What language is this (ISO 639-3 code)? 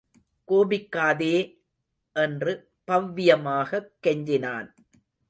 tam